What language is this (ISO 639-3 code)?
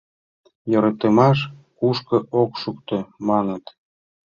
chm